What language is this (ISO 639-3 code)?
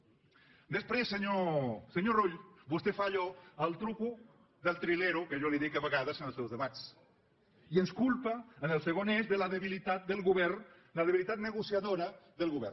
cat